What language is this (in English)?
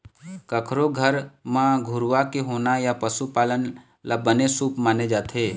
Chhattisgarhi